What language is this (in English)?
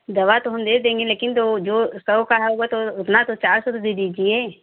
Hindi